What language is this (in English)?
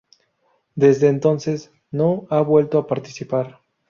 Spanish